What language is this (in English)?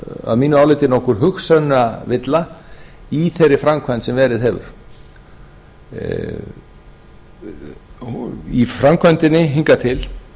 Icelandic